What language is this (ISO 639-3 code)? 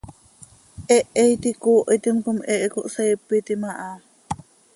sei